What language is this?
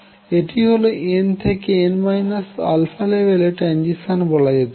Bangla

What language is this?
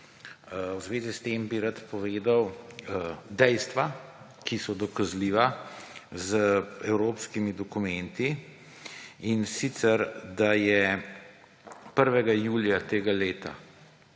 Slovenian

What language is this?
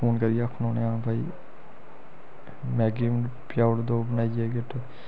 Dogri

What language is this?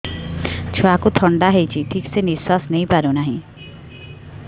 Odia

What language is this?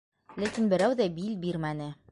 Bashkir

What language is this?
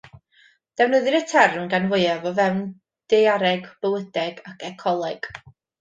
Welsh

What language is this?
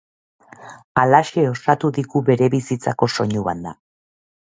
Basque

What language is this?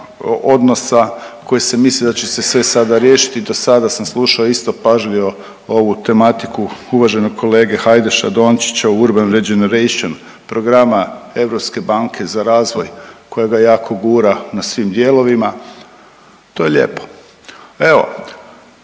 Croatian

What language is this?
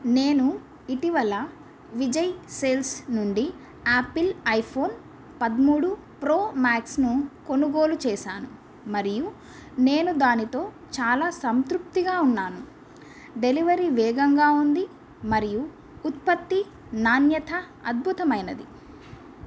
Telugu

